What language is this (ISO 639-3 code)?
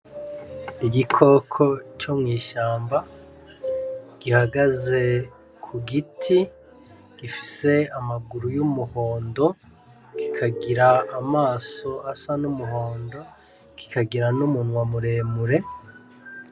run